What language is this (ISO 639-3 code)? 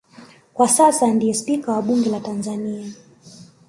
swa